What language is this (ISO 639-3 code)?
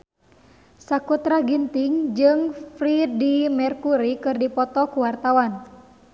sun